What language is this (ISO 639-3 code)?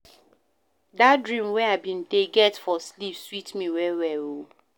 pcm